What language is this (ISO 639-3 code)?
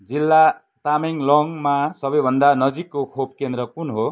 nep